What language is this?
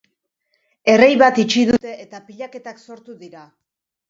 Basque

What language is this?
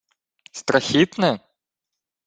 Ukrainian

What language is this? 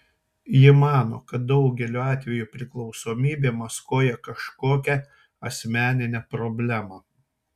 Lithuanian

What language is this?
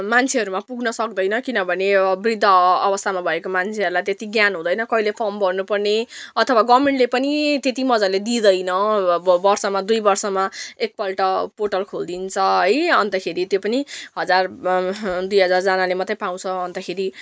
Nepali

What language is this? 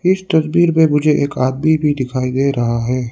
Hindi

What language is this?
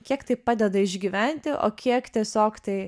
Lithuanian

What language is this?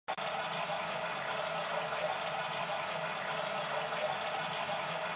Japanese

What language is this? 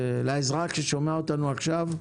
Hebrew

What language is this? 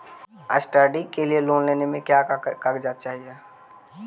Magahi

